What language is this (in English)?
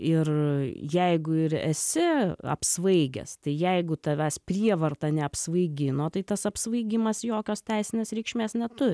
Lithuanian